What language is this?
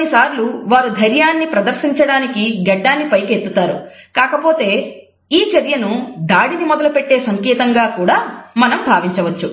Telugu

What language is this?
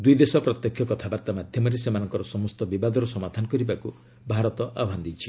Odia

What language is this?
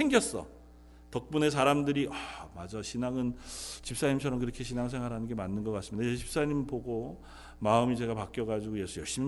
Korean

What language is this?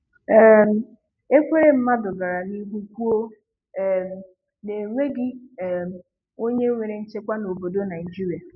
Igbo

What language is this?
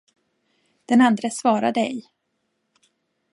Swedish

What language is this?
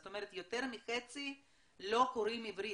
Hebrew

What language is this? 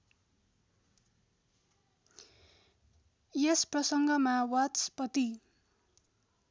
Nepali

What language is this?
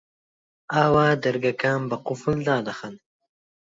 Central Kurdish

